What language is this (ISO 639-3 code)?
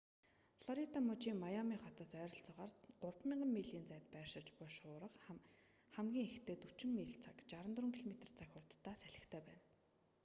mon